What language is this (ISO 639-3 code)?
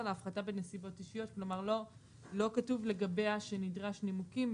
heb